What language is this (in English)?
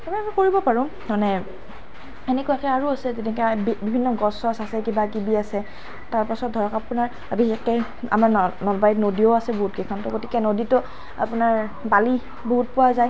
Assamese